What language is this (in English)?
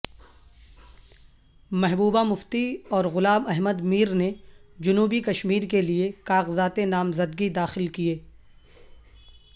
Urdu